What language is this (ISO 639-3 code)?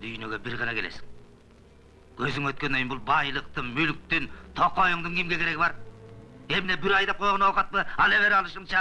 tur